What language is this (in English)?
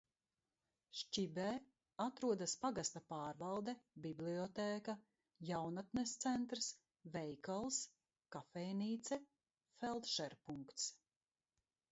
Latvian